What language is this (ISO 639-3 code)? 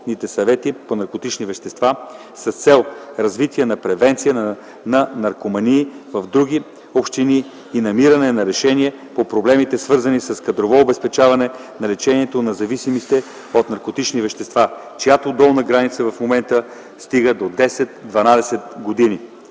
bul